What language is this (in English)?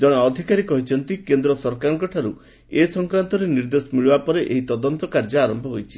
Odia